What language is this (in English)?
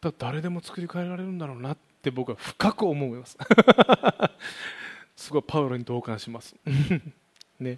Japanese